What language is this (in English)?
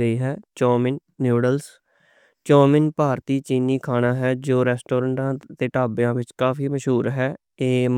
Western Panjabi